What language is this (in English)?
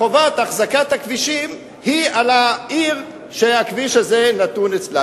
Hebrew